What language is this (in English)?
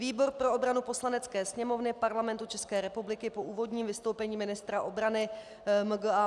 Czech